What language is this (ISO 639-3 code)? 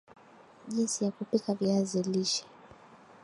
swa